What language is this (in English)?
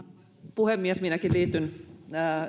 Finnish